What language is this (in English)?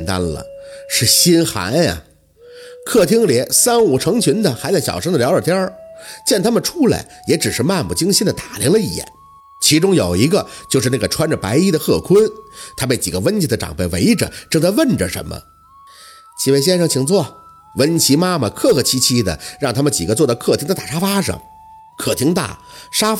Chinese